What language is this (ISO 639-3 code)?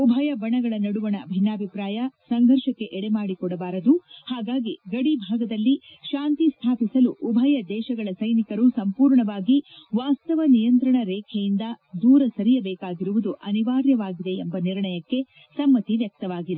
kan